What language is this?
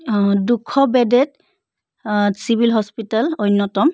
Assamese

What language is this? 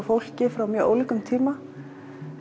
Icelandic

